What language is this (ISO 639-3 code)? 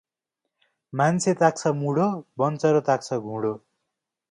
nep